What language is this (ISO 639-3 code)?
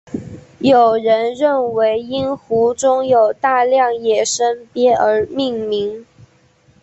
zho